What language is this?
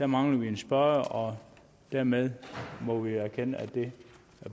Danish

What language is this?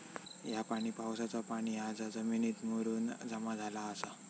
Marathi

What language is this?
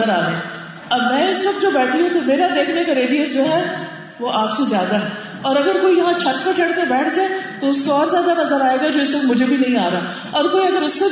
Urdu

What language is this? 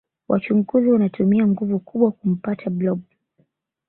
Swahili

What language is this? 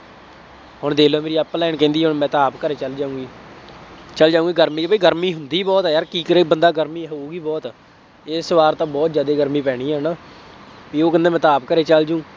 Punjabi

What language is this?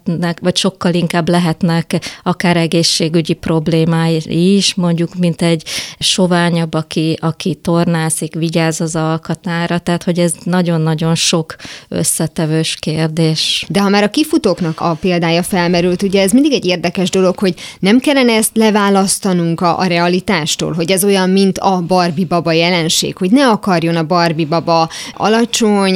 Hungarian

